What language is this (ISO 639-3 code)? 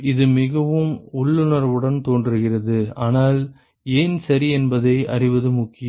tam